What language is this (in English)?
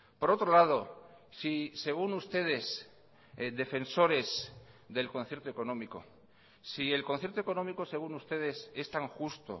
Spanish